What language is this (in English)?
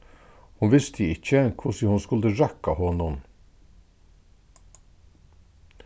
Faroese